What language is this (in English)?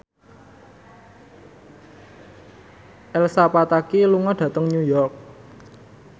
Javanese